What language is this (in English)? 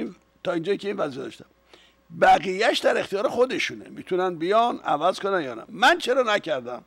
Persian